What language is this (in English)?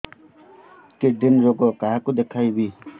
Odia